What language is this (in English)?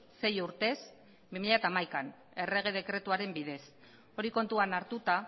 Basque